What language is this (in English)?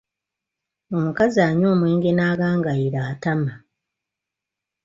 Ganda